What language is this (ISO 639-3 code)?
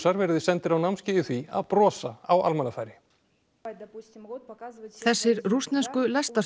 isl